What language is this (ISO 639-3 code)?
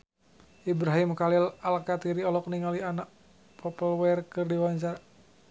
sun